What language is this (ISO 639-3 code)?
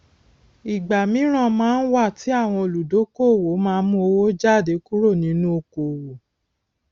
yor